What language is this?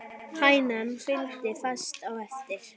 Icelandic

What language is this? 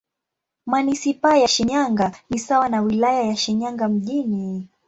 Swahili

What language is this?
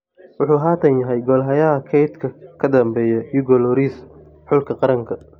Somali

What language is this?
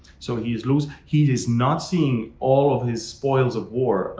English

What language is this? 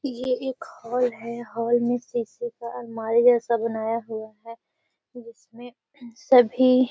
Magahi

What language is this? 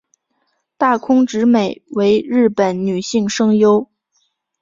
Chinese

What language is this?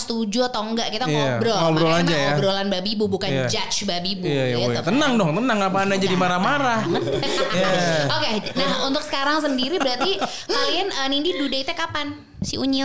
Indonesian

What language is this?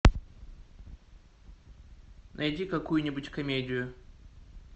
Russian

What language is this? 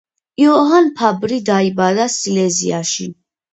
Georgian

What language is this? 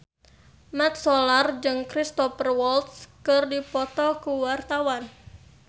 Sundanese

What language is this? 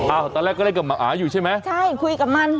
Thai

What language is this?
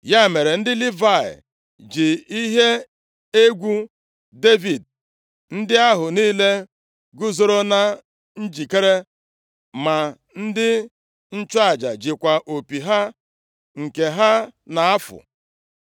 Igbo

